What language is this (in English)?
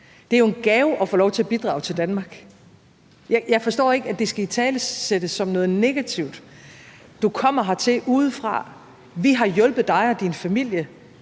Danish